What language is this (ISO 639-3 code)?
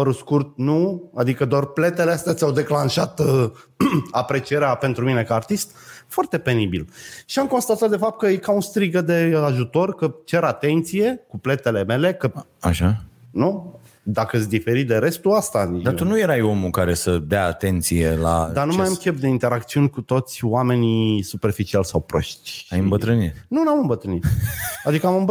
ron